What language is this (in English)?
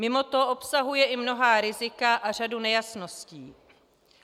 Czech